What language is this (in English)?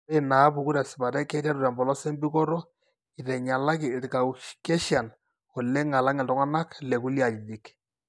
Masai